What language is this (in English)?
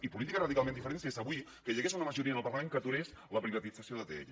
Catalan